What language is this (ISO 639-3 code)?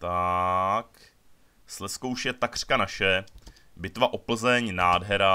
ces